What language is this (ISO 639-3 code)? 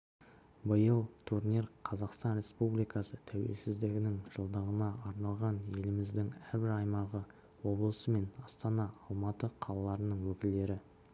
kaz